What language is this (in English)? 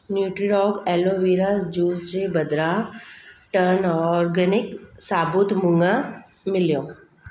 Sindhi